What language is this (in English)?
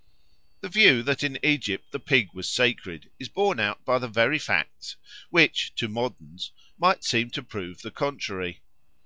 English